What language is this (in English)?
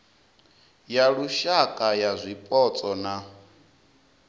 Venda